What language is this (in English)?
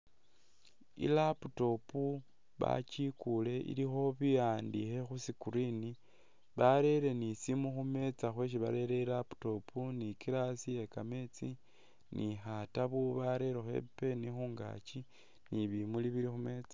Masaaba